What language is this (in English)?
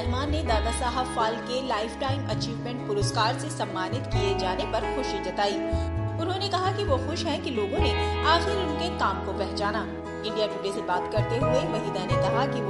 Hindi